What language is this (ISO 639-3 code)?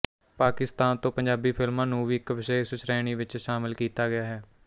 pan